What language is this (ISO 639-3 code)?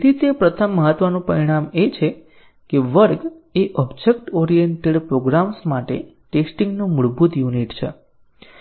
guj